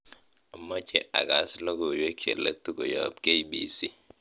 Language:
Kalenjin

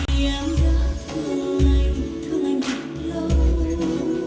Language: Vietnamese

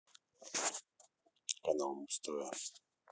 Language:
Russian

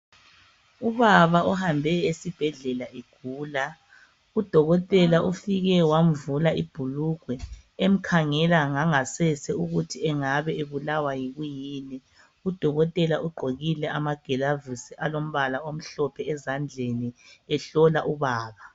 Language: North Ndebele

